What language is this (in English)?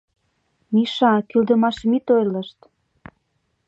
Mari